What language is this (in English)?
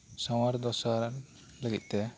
Santali